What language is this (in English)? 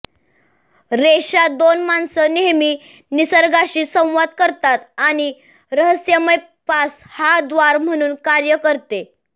Marathi